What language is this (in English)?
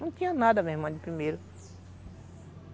Portuguese